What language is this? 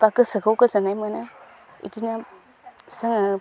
Bodo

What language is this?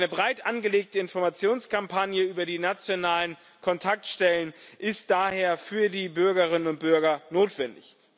German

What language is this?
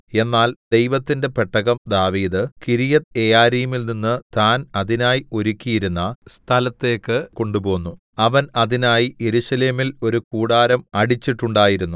Malayalam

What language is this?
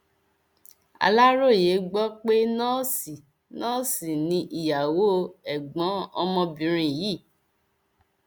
Yoruba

